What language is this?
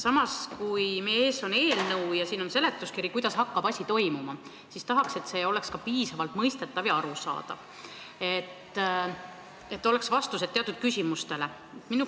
Estonian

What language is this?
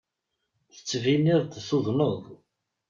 Kabyle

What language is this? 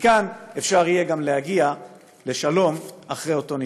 Hebrew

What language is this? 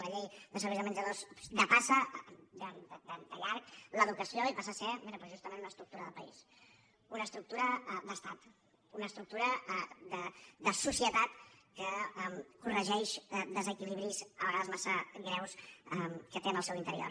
Catalan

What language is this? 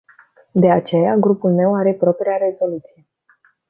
Romanian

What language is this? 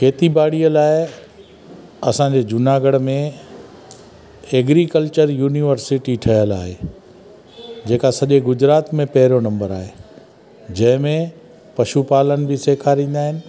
Sindhi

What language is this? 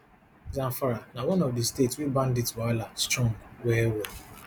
Nigerian Pidgin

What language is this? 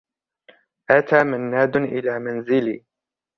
Arabic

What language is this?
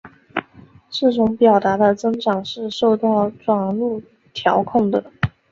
Chinese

